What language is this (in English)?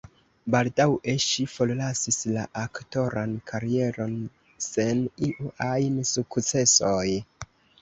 Esperanto